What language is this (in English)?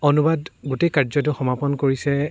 Assamese